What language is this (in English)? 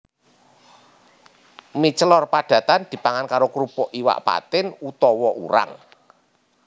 Javanese